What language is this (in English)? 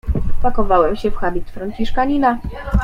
Polish